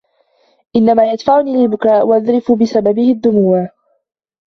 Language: Arabic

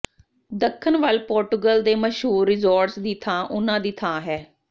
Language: Punjabi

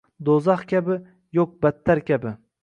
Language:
Uzbek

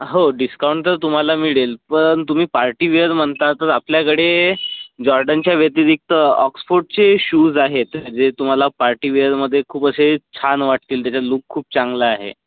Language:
Marathi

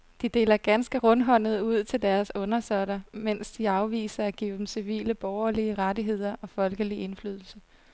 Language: Danish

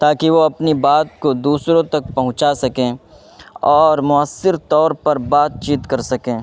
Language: Urdu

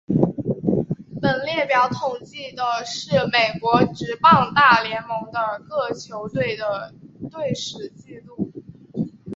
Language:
Chinese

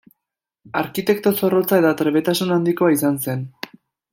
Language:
Basque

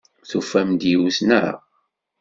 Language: Kabyle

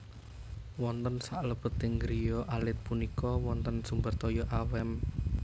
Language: Javanese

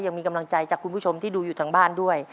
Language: Thai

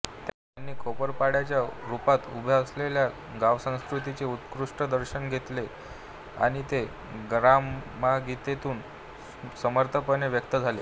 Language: Marathi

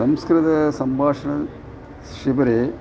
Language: Sanskrit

